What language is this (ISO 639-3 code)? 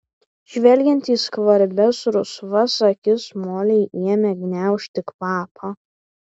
lit